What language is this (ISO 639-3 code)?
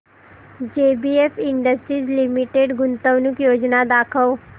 mar